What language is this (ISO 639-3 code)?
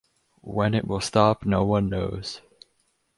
eng